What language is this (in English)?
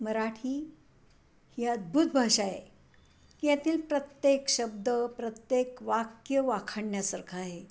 Marathi